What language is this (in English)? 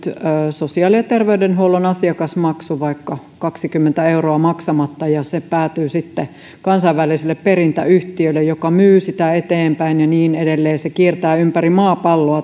Finnish